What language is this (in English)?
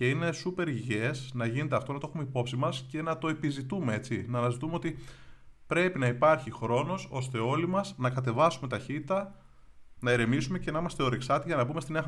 Greek